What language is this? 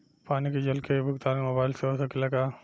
Bhojpuri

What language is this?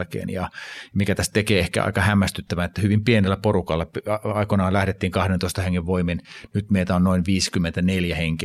Finnish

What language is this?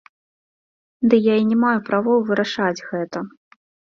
Belarusian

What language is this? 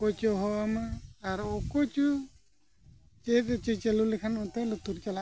Santali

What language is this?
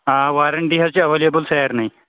Kashmiri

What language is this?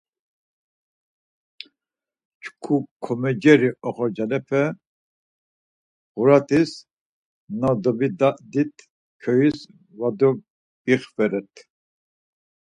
Laz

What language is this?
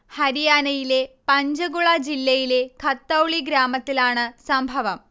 Malayalam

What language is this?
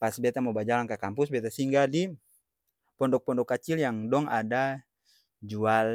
Ambonese Malay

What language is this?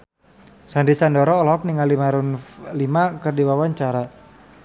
Sundanese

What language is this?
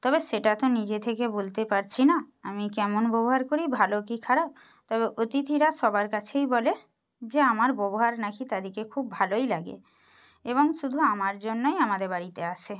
Bangla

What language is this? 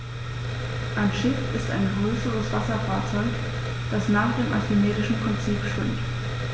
German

